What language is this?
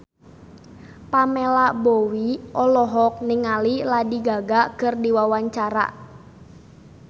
Sundanese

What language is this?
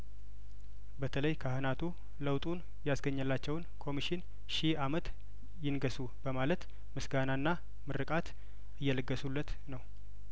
Amharic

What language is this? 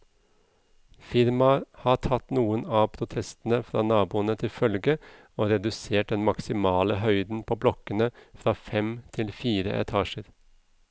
Norwegian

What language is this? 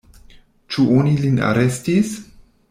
Esperanto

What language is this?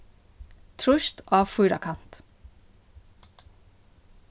Faroese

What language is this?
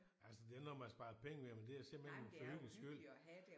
Danish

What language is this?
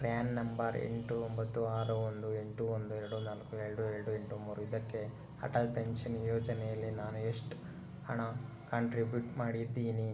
Kannada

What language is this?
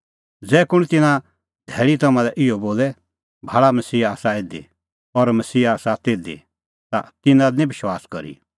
Kullu Pahari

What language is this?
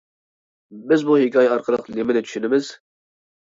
Uyghur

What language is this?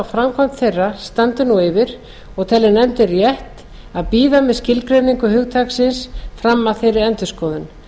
Icelandic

